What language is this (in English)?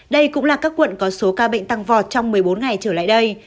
Vietnamese